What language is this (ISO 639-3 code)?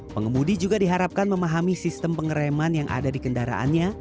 ind